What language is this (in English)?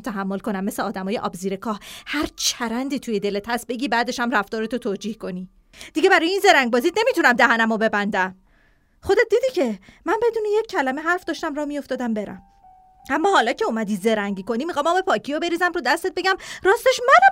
Persian